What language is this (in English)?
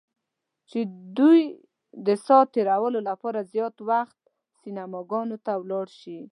Pashto